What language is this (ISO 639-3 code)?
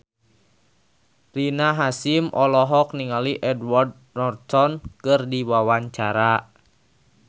sun